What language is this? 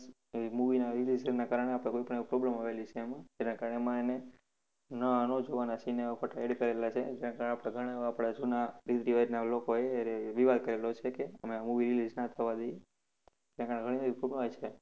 Gujarati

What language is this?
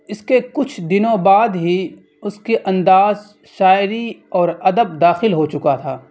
Urdu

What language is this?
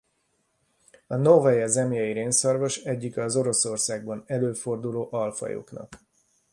Hungarian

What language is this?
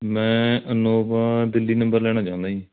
Punjabi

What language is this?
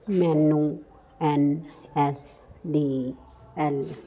Punjabi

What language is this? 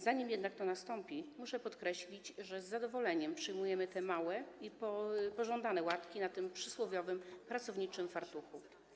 Polish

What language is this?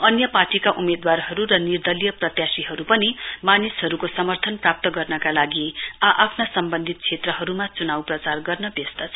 Nepali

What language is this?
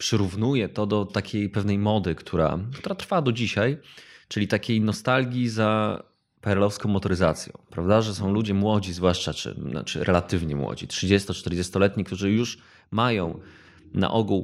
Polish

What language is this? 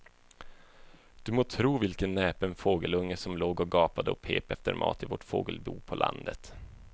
Swedish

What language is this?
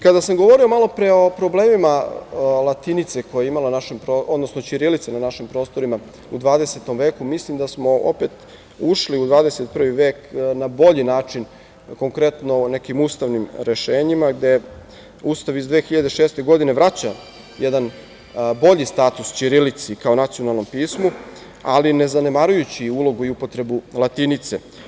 Serbian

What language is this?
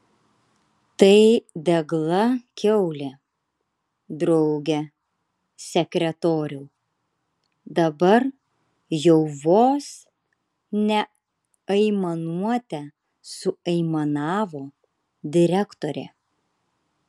Lithuanian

